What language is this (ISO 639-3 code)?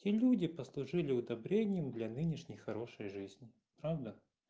rus